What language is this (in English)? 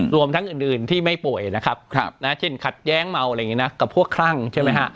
Thai